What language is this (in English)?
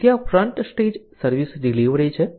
Gujarati